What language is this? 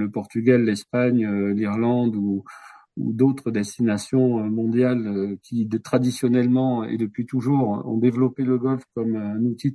French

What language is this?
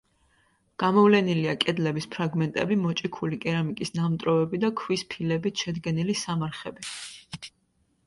Georgian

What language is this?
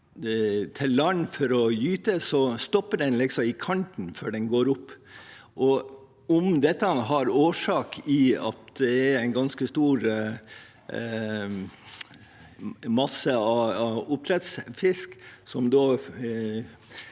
Norwegian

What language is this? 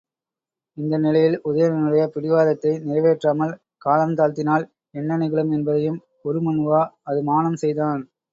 Tamil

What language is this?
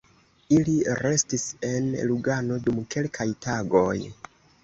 Esperanto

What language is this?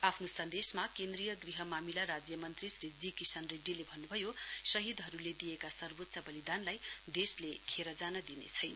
Nepali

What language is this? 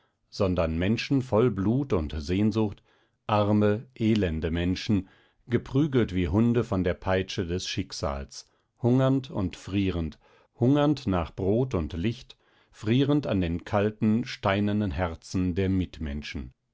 German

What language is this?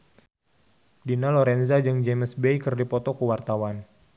Sundanese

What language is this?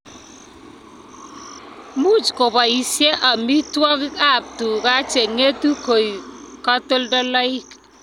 Kalenjin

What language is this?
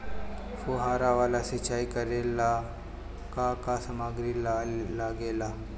Bhojpuri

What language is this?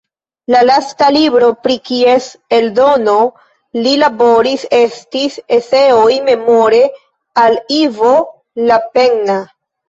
Esperanto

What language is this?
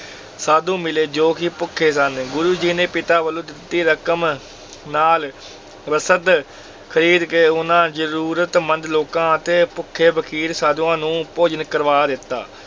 Punjabi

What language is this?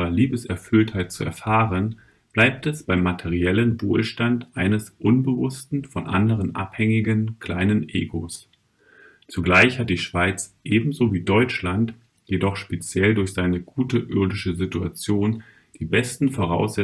German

